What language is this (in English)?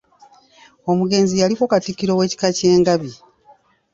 Ganda